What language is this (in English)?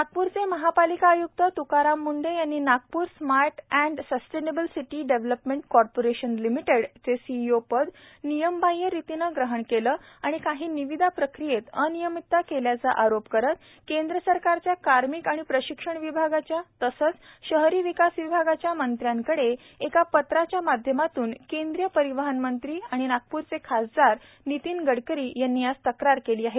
Marathi